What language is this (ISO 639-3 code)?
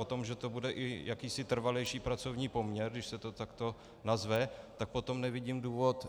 ces